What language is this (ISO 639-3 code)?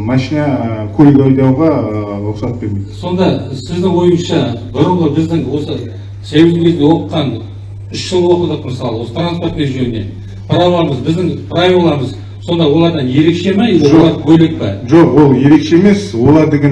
tur